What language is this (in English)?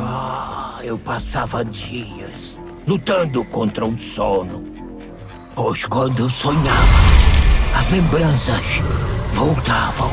Portuguese